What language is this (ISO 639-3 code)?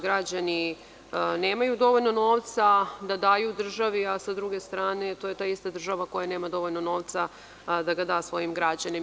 srp